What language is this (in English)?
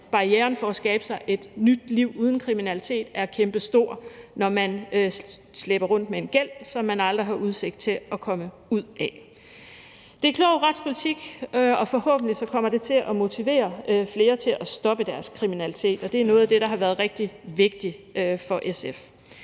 Danish